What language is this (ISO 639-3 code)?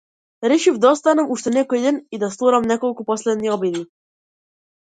mkd